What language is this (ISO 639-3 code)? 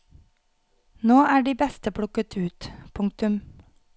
nor